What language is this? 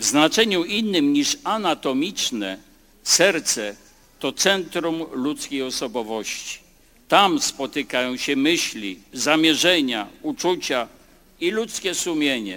Polish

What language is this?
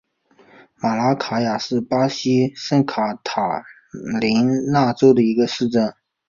Chinese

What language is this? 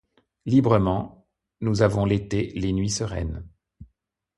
French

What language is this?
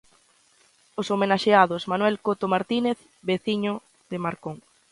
Galician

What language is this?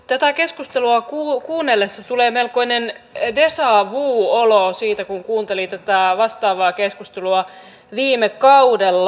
Finnish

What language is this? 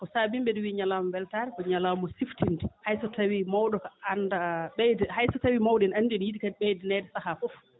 Fula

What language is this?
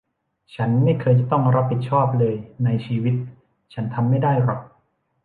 Thai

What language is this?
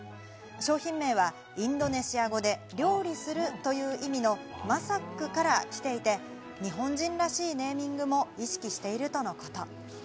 Japanese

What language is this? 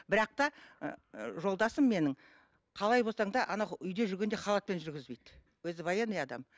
Kazakh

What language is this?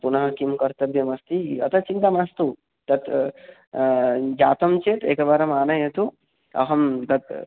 Sanskrit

